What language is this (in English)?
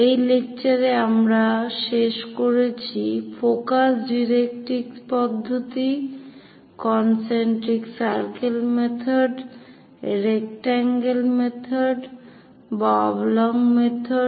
Bangla